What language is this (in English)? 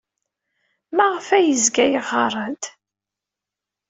Kabyle